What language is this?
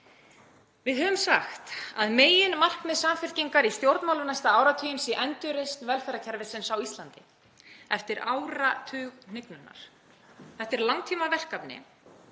Icelandic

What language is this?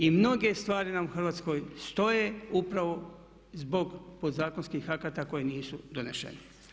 Croatian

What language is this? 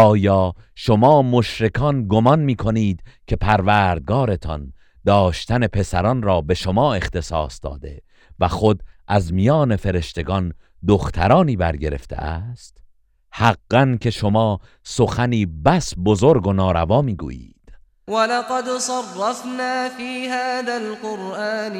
Persian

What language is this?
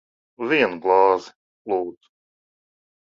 Latvian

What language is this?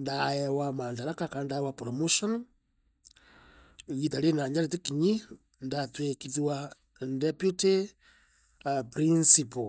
Meru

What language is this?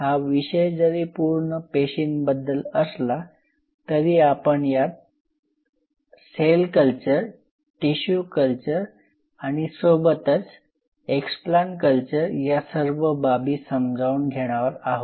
Marathi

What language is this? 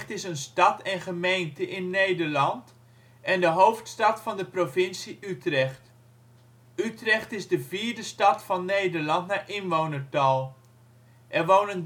Dutch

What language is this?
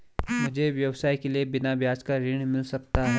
Hindi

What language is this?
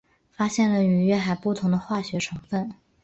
Chinese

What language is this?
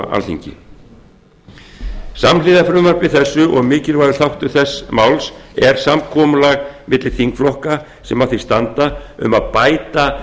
Icelandic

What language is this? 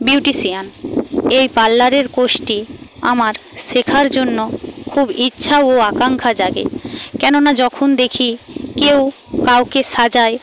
Bangla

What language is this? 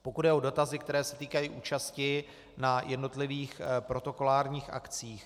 Czech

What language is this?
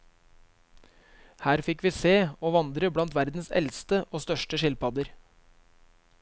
Norwegian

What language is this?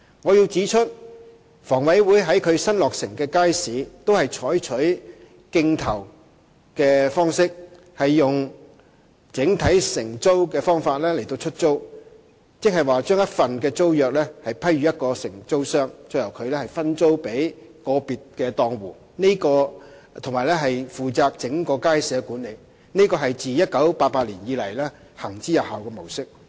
Cantonese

